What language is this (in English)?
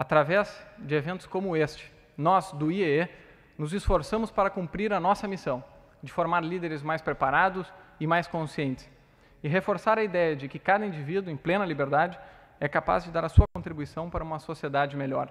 Portuguese